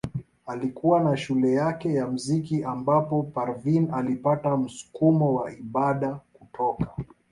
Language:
Swahili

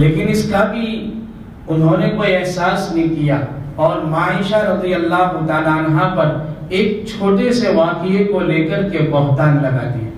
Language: Hindi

